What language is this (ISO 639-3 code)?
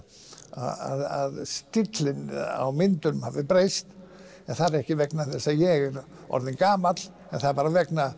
isl